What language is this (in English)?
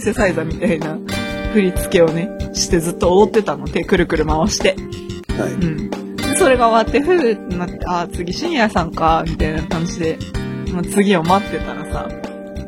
Japanese